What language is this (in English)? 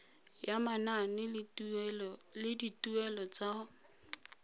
Tswana